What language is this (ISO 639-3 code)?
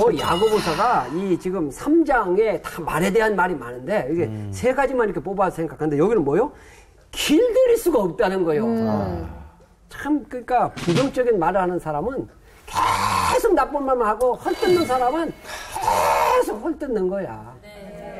kor